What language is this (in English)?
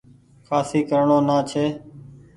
Goaria